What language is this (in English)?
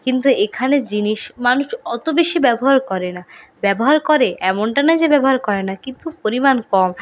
Bangla